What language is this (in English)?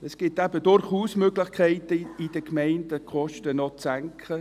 Swiss German